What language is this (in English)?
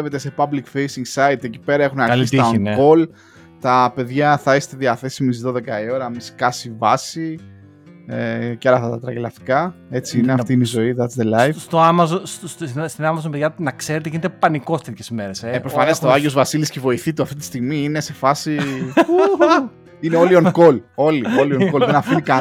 Greek